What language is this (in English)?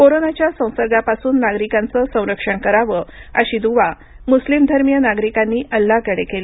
Marathi